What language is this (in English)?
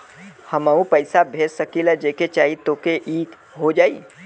Bhojpuri